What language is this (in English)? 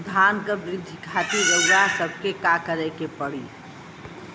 Bhojpuri